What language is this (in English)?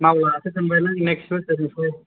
Bodo